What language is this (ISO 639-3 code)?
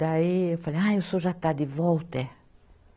por